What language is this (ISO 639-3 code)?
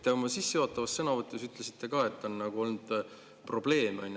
est